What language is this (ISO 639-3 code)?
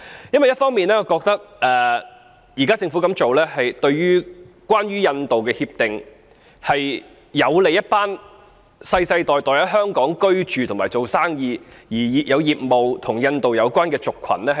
yue